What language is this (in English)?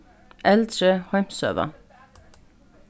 Faroese